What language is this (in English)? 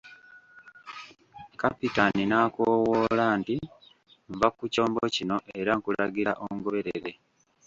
Ganda